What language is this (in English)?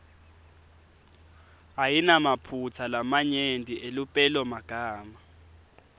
Swati